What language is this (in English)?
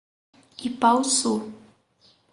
Portuguese